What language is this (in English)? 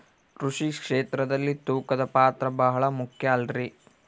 Kannada